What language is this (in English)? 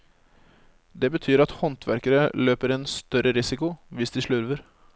Norwegian